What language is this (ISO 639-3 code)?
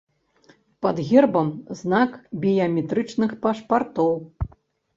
bel